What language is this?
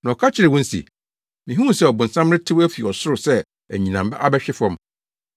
Akan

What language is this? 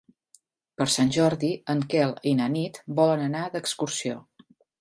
Catalan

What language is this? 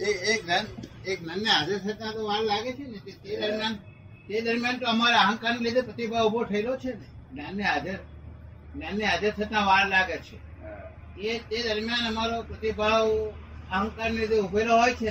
Gujarati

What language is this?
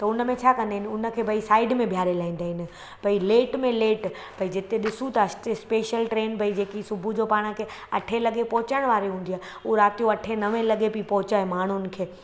Sindhi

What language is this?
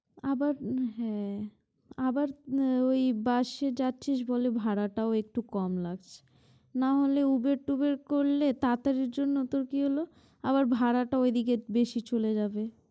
Bangla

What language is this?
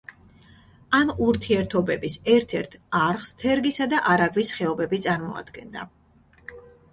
Georgian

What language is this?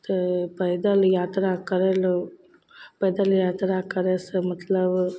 Maithili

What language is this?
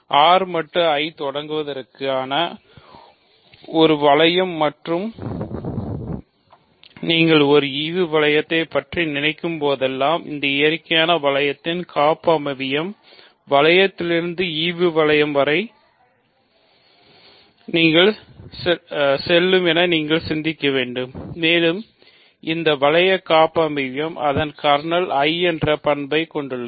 Tamil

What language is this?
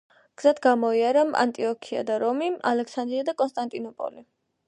Georgian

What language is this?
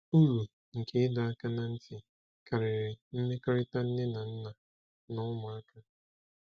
Igbo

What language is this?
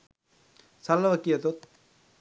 Sinhala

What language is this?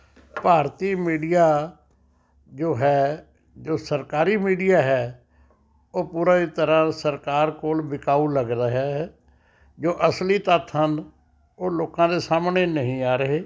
Punjabi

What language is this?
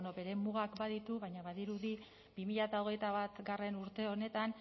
Basque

